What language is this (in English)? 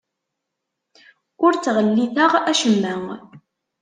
Kabyle